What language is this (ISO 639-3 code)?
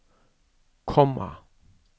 nor